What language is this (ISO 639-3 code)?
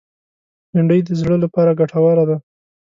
pus